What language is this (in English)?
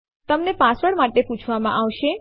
Gujarati